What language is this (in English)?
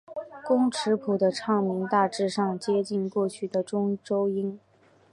Chinese